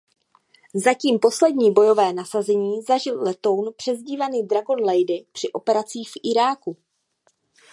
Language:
Czech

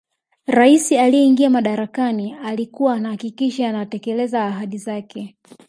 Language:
Swahili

